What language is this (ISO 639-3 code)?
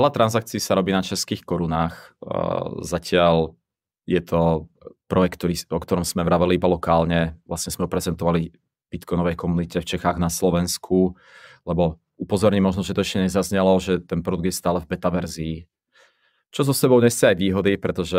ces